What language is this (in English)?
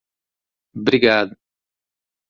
Portuguese